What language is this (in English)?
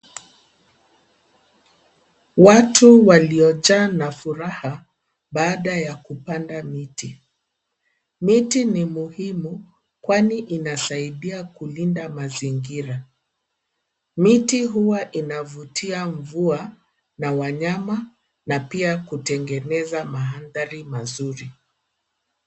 Swahili